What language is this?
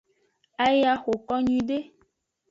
Aja (Benin)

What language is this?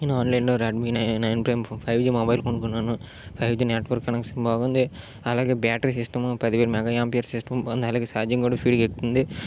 Telugu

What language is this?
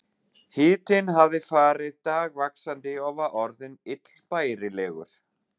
Icelandic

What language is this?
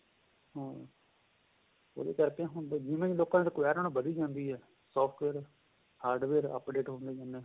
Punjabi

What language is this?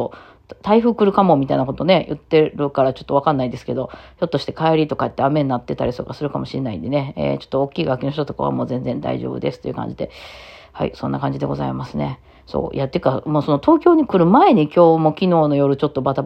Japanese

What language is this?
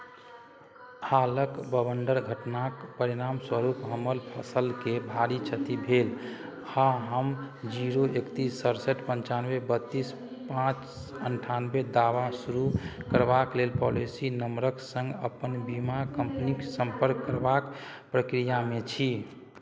Maithili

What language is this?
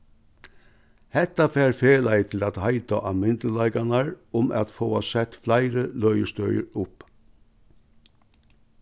Faroese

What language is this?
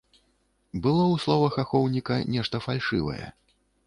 Belarusian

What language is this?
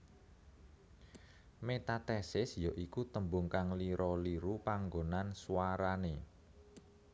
Javanese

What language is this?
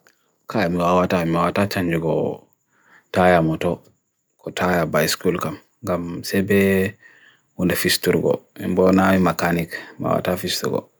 Bagirmi Fulfulde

